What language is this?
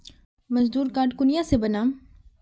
Magahi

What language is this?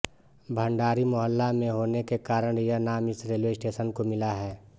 Hindi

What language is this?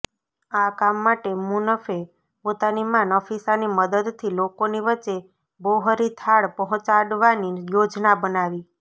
Gujarati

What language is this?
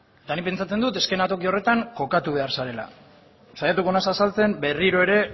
Basque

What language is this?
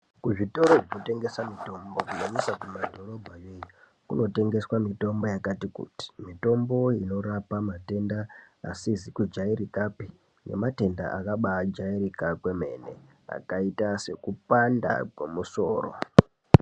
Ndau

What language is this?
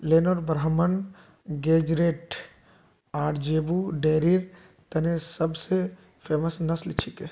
Magahi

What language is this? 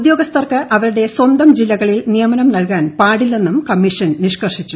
Malayalam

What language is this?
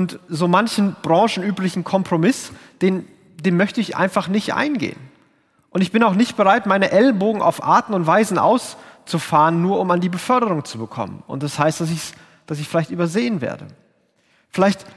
German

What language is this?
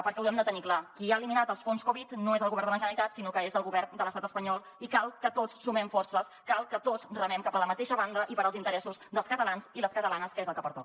Catalan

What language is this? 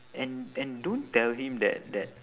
English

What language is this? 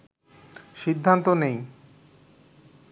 Bangla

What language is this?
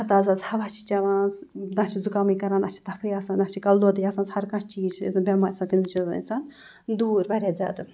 Kashmiri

